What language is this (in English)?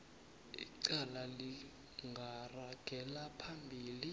South Ndebele